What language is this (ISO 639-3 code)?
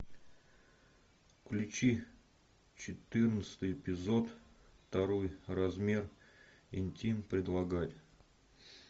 rus